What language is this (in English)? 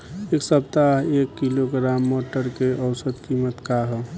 Bhojpuri